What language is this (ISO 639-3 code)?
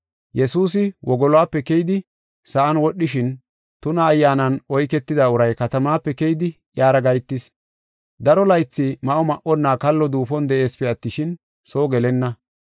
gof